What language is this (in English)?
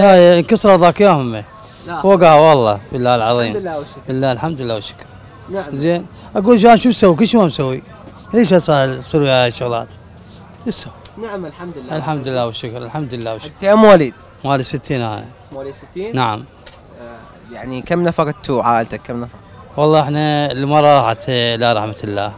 Arabic